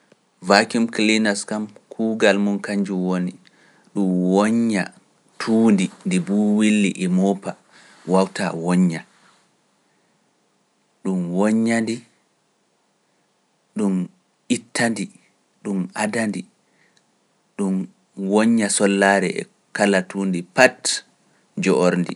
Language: Pular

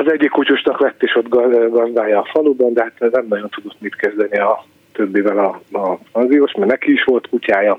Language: Hungarian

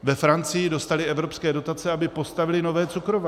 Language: Czech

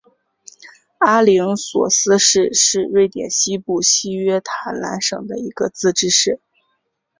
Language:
Chinese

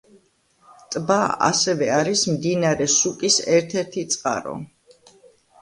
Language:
Georgian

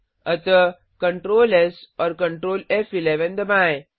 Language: Hindi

